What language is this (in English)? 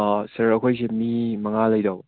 Manipuri